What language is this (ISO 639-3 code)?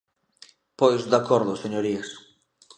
glg